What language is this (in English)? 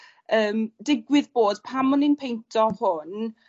Welsh